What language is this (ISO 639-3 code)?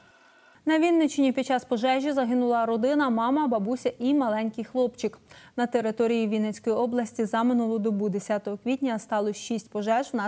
ukr